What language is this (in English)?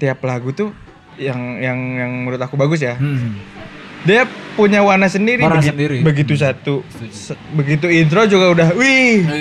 Indonesian